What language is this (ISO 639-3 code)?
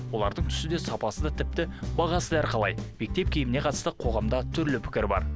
kaz